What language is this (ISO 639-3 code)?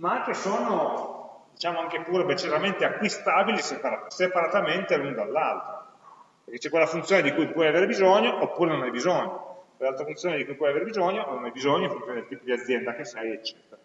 ita